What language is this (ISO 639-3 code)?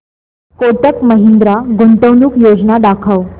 mar